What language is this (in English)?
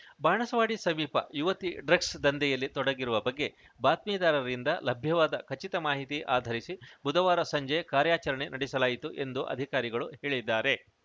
Kannada